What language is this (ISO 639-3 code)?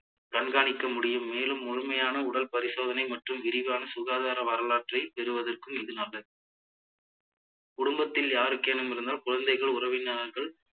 tam